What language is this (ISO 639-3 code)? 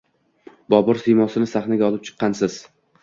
uzb